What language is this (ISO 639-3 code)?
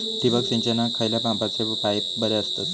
mar